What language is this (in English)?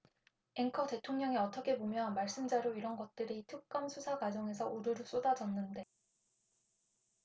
Korean